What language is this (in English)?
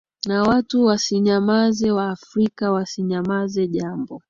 Swahili